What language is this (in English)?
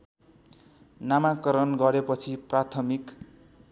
Nepali